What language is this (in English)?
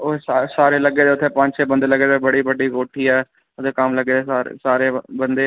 Dogri